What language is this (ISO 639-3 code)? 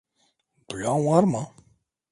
tur